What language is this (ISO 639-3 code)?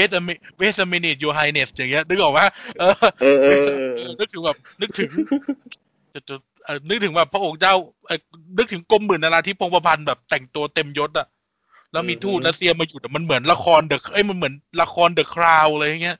tha